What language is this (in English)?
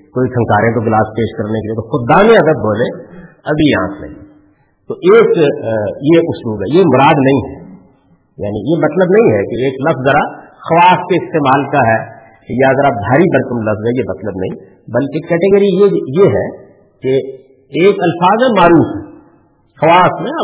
Urdu